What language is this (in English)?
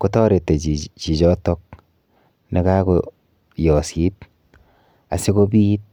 Kalenjin